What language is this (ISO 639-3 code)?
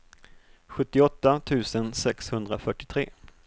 swe